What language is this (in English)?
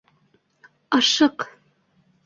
Bashkir